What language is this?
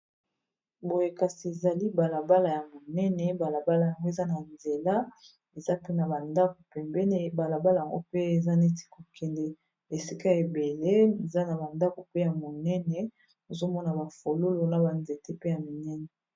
Lingala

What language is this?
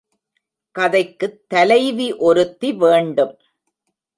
Tamil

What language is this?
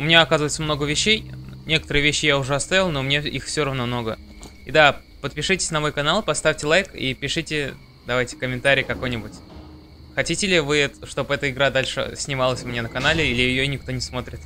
Russian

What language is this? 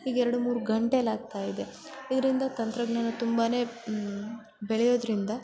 Kannada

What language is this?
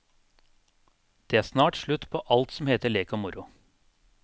Norwegian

